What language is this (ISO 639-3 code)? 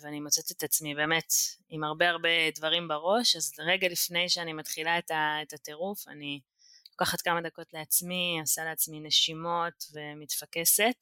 heb